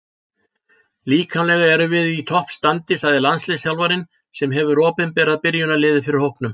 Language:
Icelandic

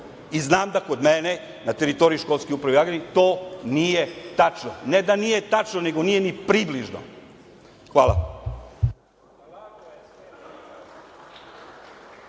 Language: Serbian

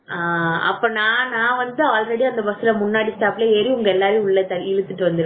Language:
Tamil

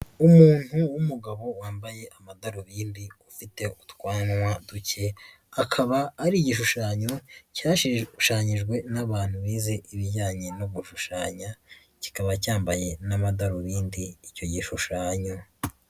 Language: Kinyarwanda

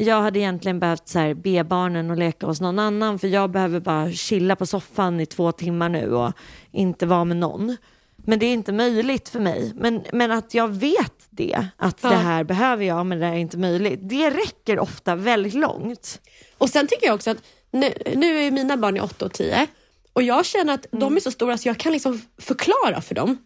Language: Swedish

